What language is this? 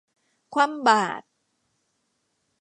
Thai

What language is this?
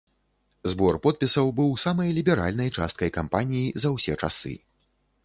Belarusian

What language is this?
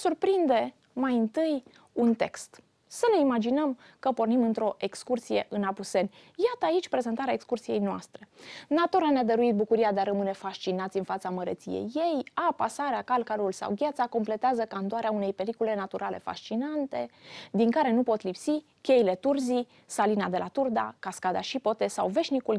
Romanian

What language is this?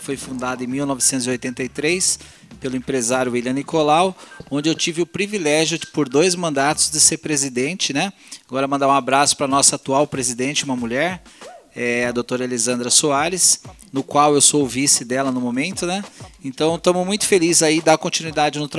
Portuguese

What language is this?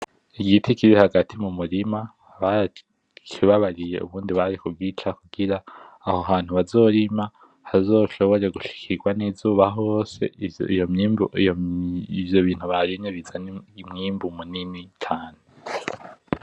Rundi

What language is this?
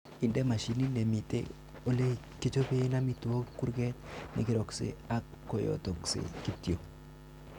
Kalenjin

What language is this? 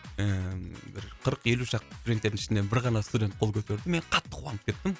Kazakh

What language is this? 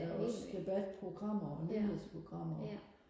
Danish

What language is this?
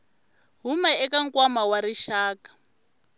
Tsonga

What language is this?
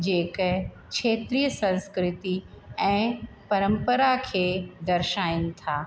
Sindhi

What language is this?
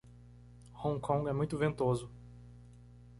Portuguese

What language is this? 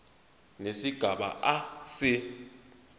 Zulu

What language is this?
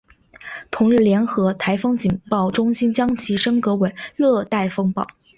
Chinese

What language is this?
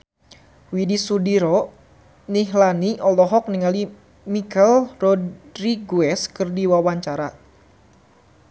Sundanese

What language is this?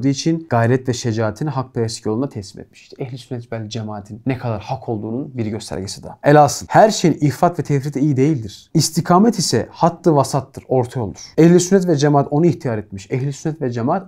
Turkish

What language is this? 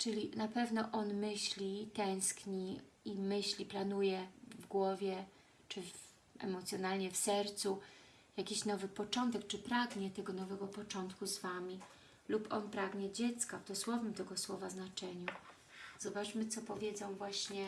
Polish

